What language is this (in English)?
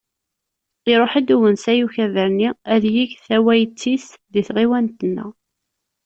Kabyle